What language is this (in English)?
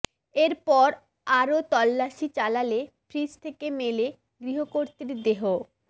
Bangla